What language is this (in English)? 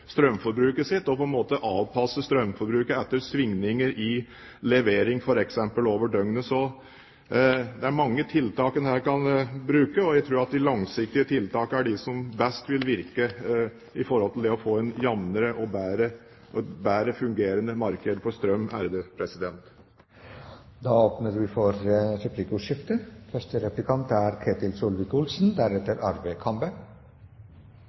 Norwegian Bokmål